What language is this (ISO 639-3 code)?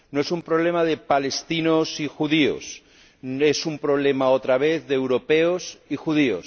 spa